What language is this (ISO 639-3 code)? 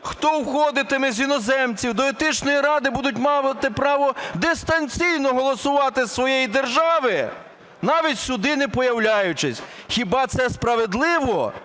ukr